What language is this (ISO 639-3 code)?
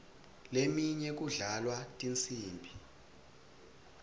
ssw